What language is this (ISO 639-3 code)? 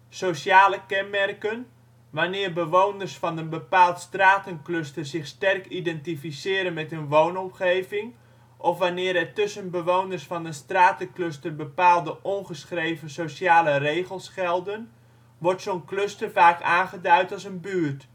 nld